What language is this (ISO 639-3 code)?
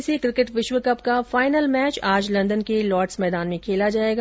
hin